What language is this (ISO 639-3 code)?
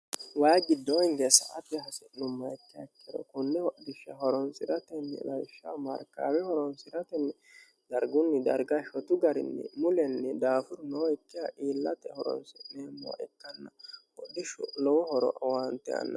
sid